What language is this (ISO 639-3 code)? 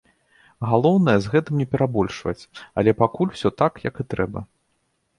bel